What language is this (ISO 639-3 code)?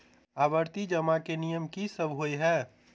mai